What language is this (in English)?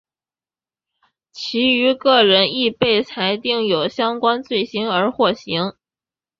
Chinese